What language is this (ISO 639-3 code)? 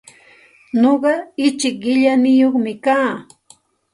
qxt